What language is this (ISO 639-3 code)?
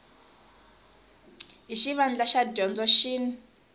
tso